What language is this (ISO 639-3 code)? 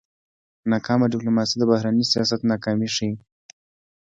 pus